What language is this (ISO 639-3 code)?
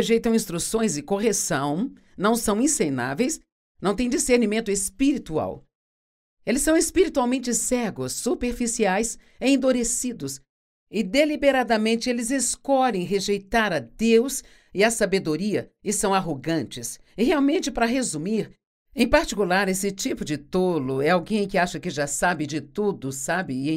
por